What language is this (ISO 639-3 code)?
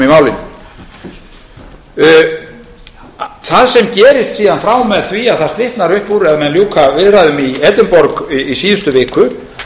isl